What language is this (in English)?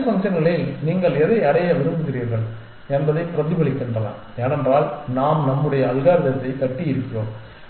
Tamil